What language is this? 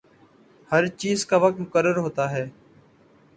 Urdu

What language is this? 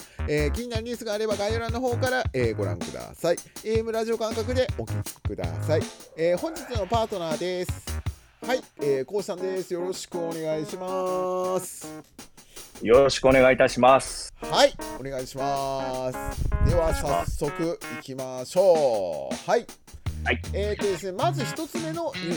Japanese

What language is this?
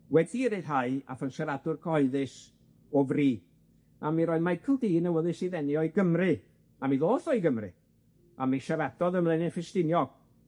Welsh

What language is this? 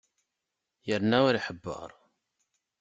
Kabyle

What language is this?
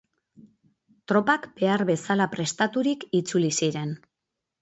Basque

